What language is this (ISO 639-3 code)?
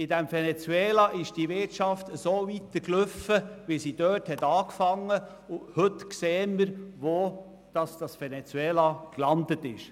gsw